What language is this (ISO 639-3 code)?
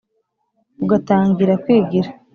kin